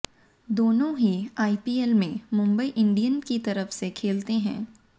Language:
Hindi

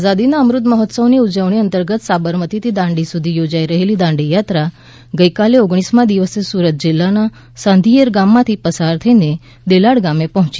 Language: Gujarati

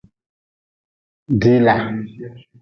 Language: Nawdm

